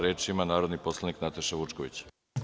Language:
Serbian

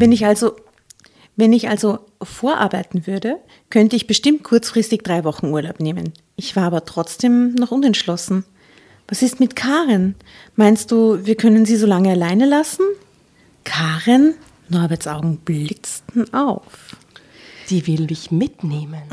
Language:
German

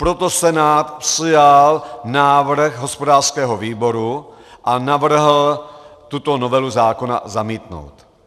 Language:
Czech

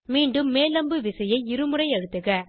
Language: Tamil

